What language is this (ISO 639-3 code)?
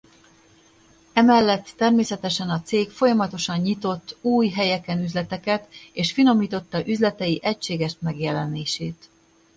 hun